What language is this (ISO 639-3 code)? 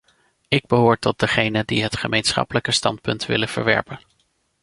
nld